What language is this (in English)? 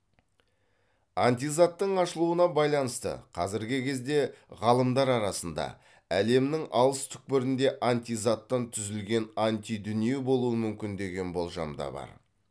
Kazakh